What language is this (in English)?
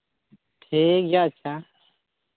Santali